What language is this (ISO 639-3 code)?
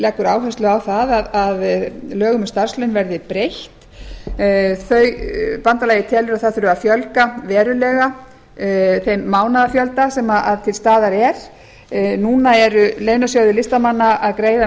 isl